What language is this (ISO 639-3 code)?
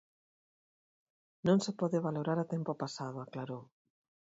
glg